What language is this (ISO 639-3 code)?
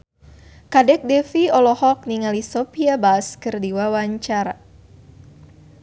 sun